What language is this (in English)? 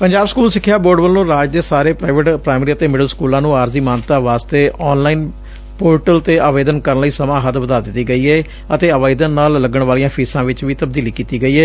Punjabi